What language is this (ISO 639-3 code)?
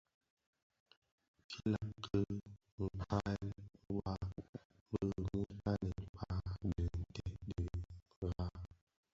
ksf